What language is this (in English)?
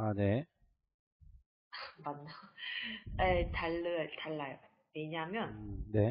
Korean